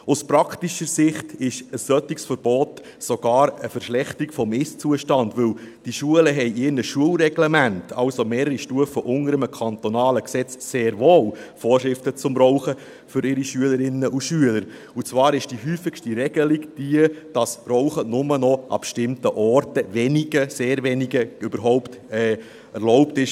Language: Swiss German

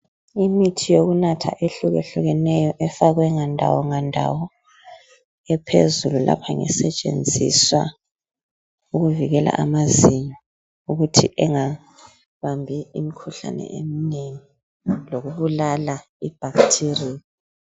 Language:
North Ndebele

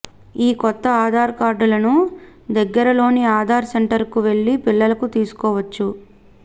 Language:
Telugu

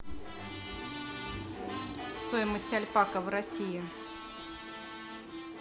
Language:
Russian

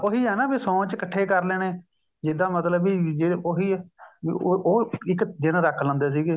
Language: Punjabi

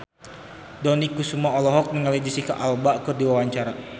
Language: Sundanese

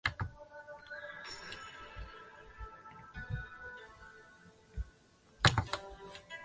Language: Chinese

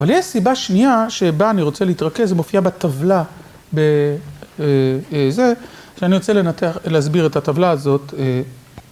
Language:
Hebrew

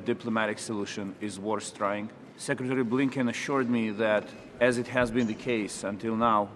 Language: Hebrew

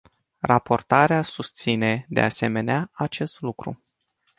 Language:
Romanian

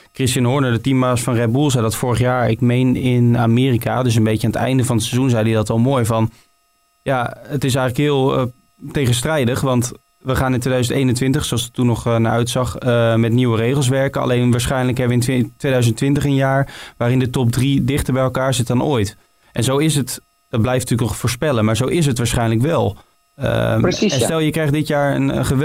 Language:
Dutch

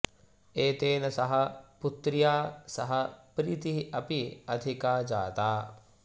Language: Sanskrit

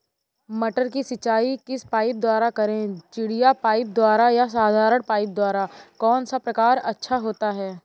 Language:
Hindi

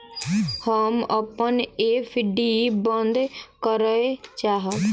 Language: Maithili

